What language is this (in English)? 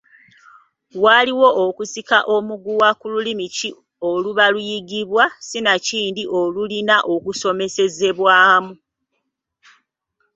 Ganda